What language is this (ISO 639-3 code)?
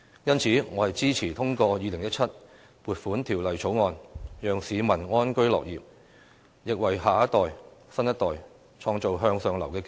yue